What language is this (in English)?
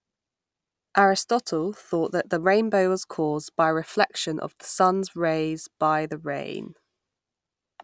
English